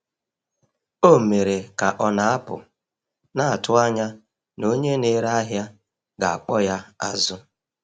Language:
Igbo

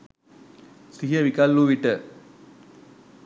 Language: Sinhala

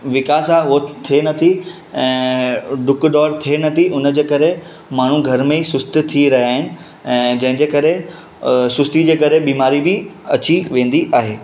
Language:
Sindhi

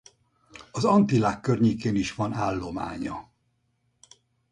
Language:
Hungarian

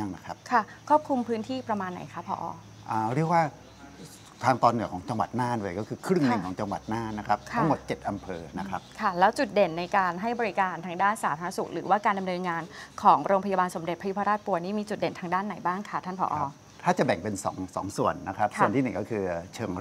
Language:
Thai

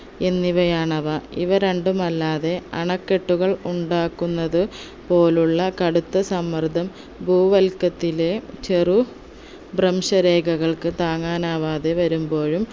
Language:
Malayalam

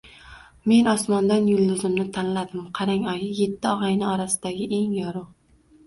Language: Uzbek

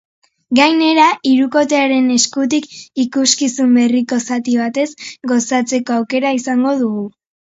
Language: Basque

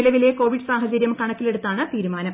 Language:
Malayalam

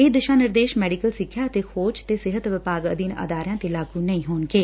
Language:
Punjabi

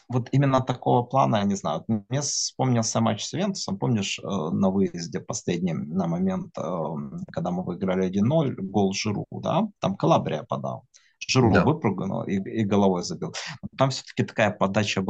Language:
Russian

